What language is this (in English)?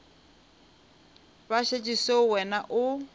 Northern Sotho